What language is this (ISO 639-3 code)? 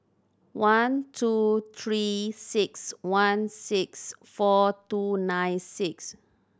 eng